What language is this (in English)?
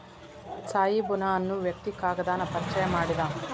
Kannada